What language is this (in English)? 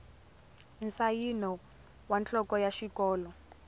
Tsonga